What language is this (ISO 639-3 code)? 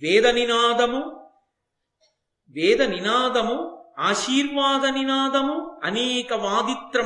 tel